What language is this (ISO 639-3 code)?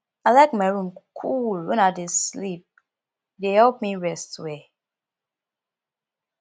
pcm